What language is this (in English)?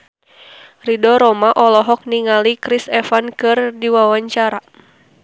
Sundanese